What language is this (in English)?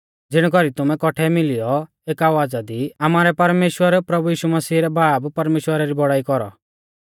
Mahasu Pahari